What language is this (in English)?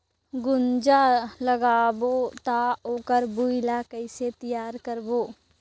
Chhattisgarhi